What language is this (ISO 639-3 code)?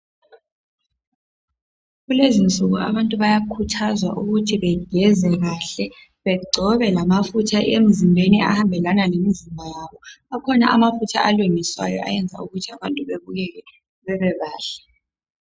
nde